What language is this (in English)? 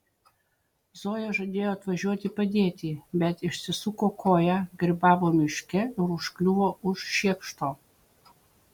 Lithuanian